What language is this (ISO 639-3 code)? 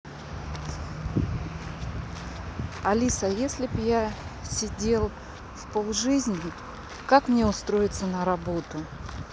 rus